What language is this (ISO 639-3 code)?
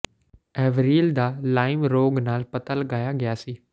pan